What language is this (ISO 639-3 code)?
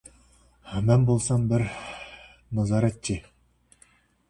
zho